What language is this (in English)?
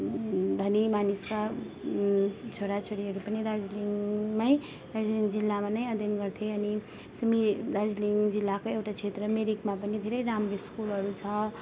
Nepali